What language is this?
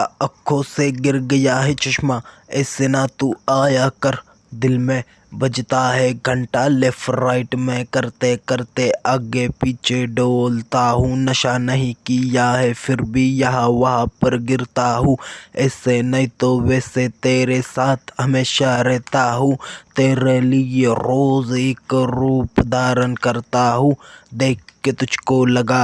Hindi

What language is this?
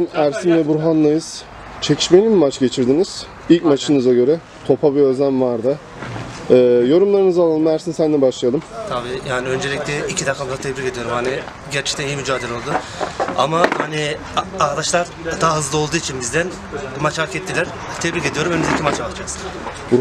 Turkish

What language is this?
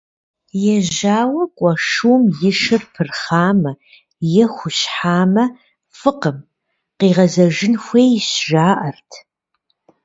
Kabardian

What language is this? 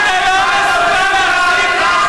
Hebrew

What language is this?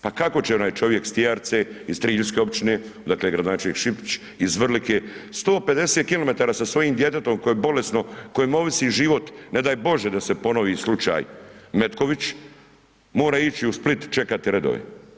Croatian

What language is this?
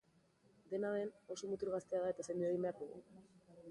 Basque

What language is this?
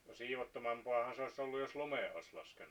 Finnish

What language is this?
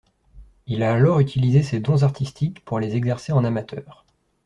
French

